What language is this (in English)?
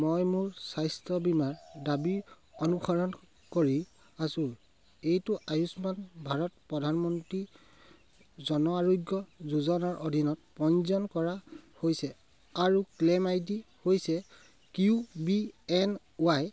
Assamese